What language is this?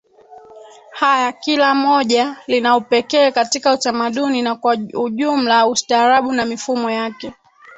Swahili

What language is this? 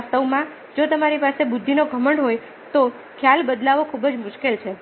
Gujarati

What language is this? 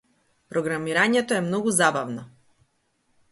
Macedonian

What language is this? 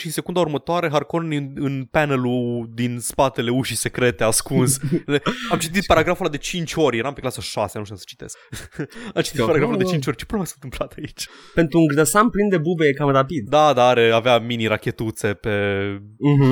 Romanian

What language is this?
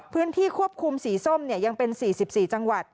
Thai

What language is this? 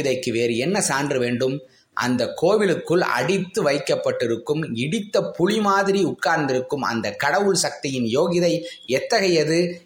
Tamil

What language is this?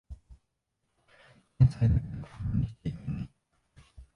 Japanese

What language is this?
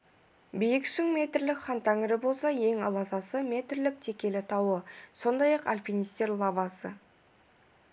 Kazakh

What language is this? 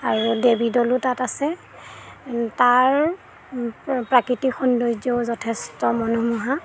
Assamese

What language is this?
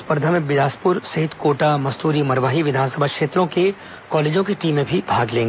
Hindi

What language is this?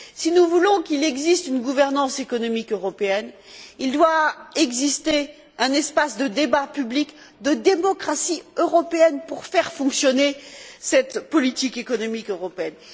French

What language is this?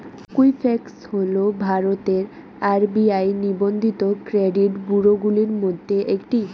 Bangla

